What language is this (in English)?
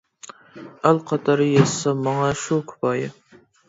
Uyghur